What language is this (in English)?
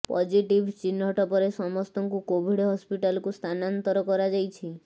Odia